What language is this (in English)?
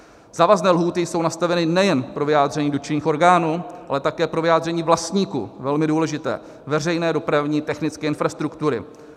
Czech